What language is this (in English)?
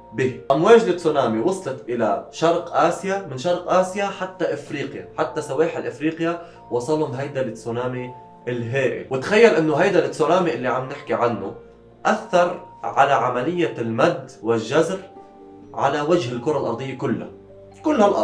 Arabic